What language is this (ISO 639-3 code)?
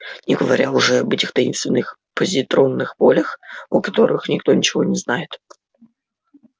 rus